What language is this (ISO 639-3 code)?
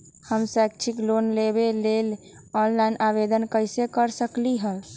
mag